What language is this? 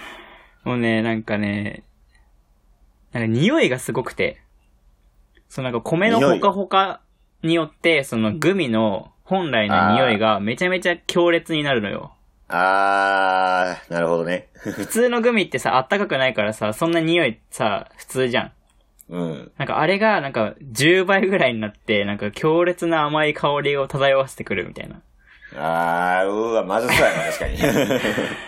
Japanese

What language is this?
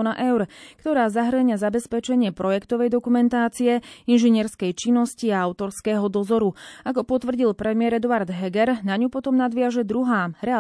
Slovak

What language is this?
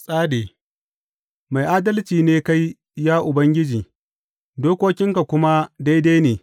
Hausa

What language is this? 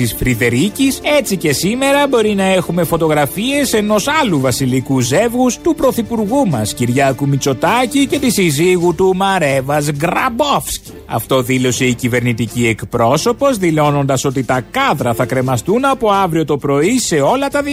Greek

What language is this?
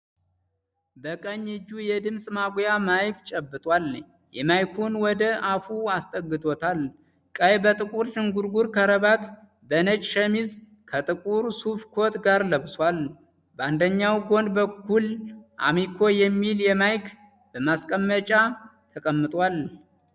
Amharic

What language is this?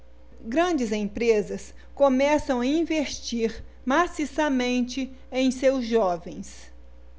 Portuguese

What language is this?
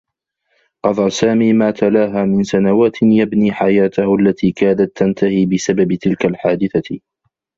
Arabic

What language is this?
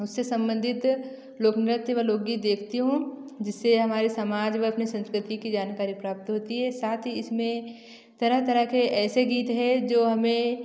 Hindi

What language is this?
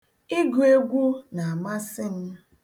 Igbo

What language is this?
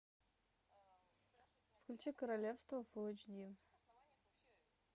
Russian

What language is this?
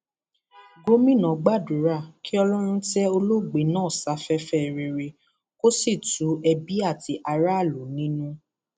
Yoruba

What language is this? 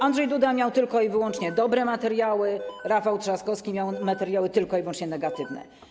Polish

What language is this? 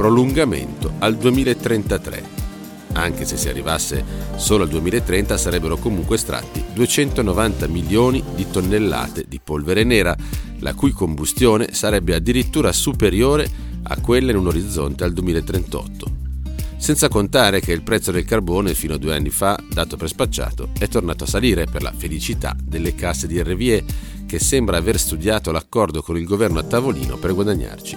Italian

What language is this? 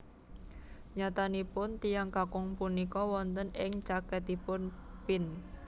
Javanese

